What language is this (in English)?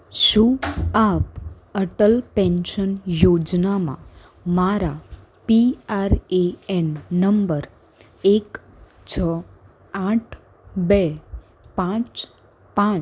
Gujarati